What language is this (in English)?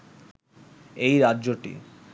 Bangla